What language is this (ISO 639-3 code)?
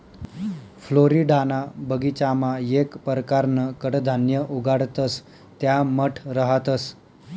mar